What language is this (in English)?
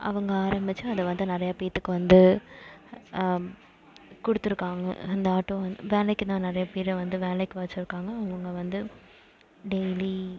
Tamil